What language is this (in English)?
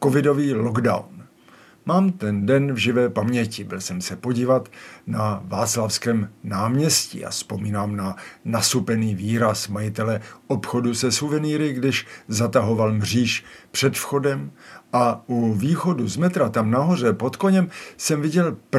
Czech